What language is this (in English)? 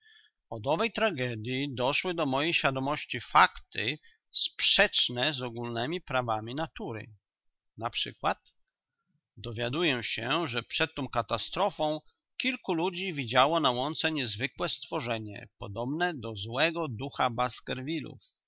Polish